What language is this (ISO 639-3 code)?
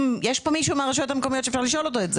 heb